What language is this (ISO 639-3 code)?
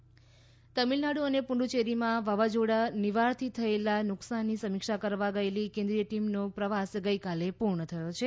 guj